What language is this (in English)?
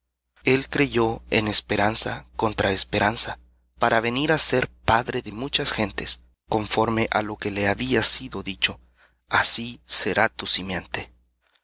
Spanish